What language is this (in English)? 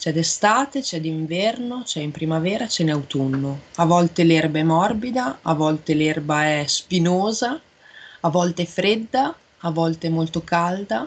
Italian